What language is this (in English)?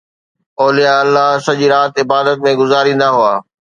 Sindhi